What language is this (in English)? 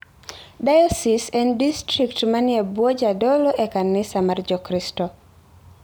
Luo (Kenya and Tanzania)